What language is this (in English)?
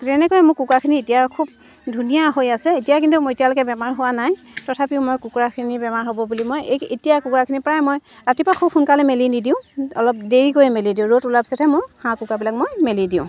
Assamese